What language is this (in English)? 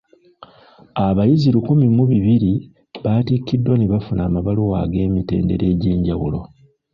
Ganda